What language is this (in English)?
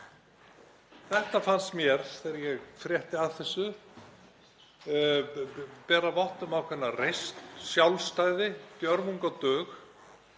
Icelandic